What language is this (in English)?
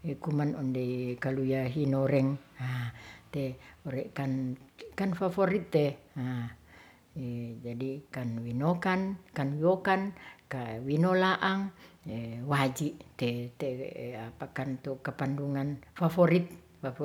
Ratahan